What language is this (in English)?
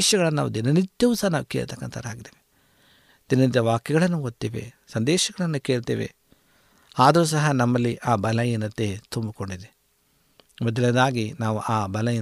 Kannada